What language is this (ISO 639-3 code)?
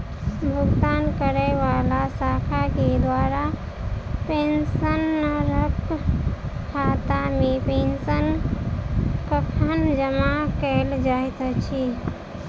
mai